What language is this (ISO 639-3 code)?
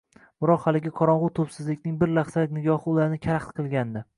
uzb